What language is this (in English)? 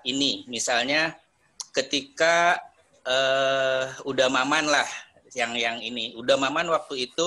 Indonesian